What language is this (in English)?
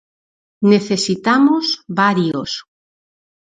Galician